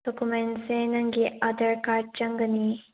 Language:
Manipuri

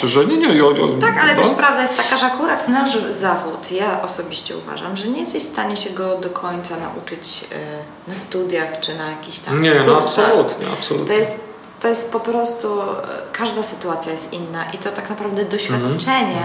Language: Polish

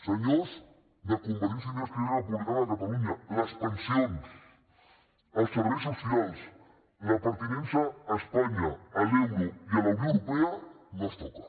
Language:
Catalan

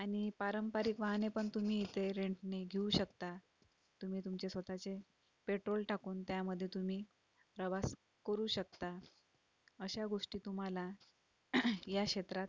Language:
Marathi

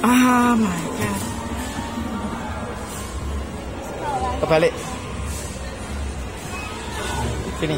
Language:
Indonesian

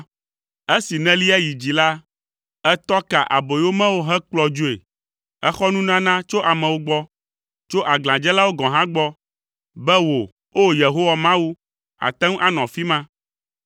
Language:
Ewe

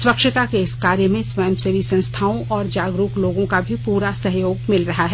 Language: Hindi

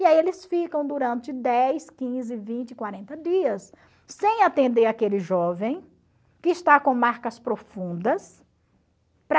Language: Portuguese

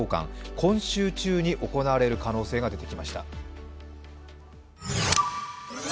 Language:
Japanese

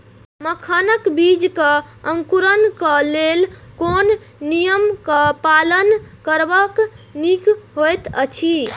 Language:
Maithili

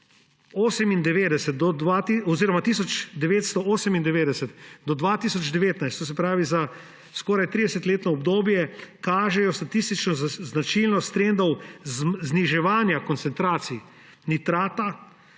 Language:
Slovenian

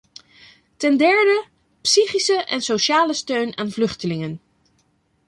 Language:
Dutch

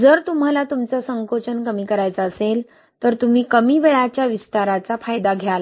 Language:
Marathi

